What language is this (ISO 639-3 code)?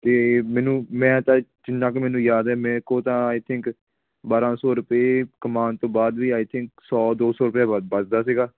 pan